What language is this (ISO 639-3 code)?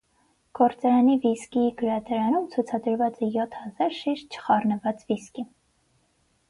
hye